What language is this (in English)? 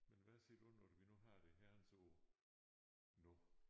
Danish